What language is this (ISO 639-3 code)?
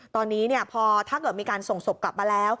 tha